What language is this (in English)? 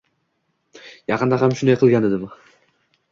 Uzbek